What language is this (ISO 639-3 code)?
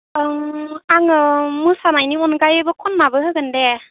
brx